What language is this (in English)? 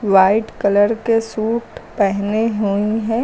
Hindi